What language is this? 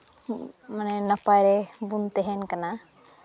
Santali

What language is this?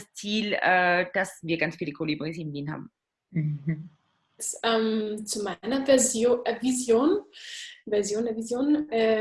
German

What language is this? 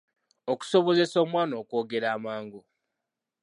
Ganda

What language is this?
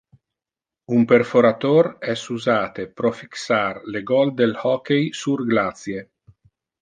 Interlingua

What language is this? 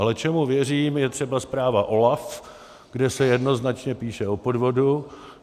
Czech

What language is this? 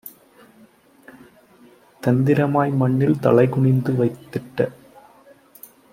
Tamil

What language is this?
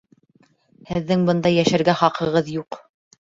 Bashkir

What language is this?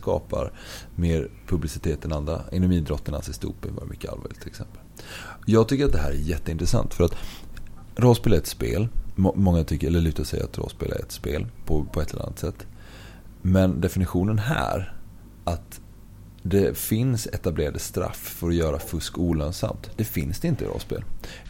Swedish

